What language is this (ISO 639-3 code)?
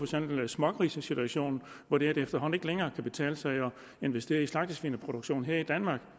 dan